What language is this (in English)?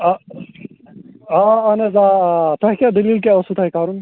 Kashmiri